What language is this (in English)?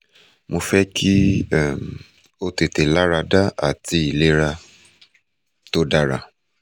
Yoruba